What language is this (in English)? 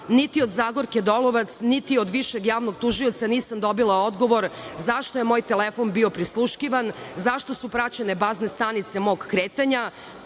Serbian